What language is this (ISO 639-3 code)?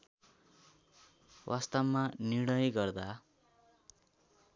nep